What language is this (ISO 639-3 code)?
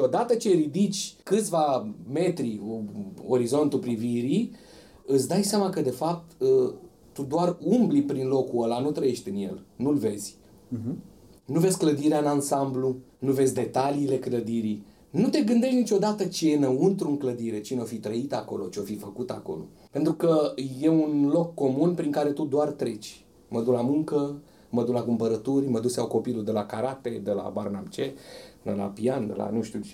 ron